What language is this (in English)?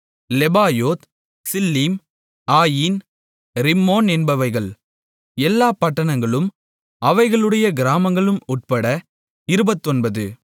Tamil